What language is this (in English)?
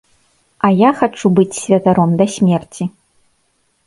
Belarusian